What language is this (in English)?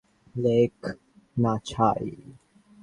Bangla